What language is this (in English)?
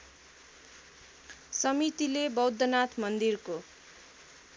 Nepali